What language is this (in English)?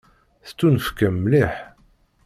Kabyle